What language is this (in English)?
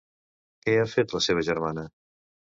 Catalan